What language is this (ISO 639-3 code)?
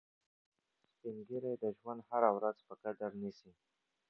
pus